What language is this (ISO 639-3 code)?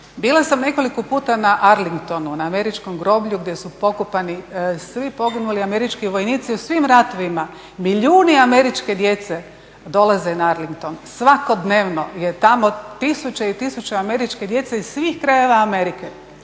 hrv